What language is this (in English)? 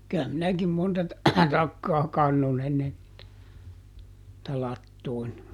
Finnish